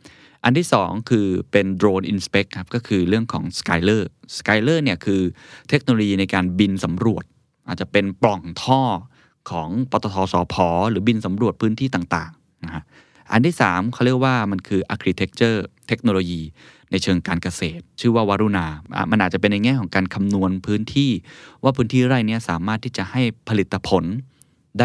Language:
Thai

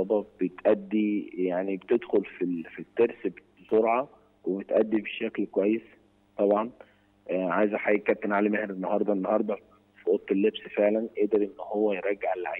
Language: Arabic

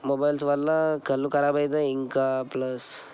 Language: Telugu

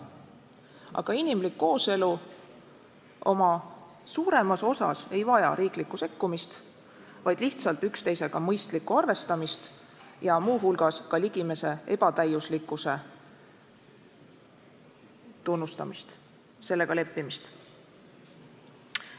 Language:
Estonian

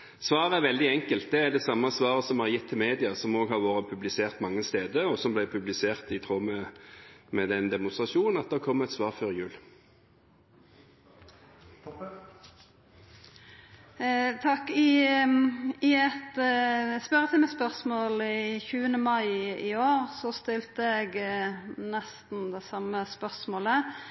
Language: Norwegian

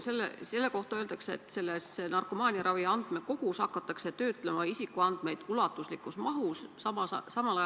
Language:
Estonian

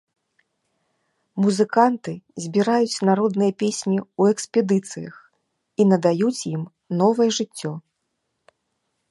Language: Belarusian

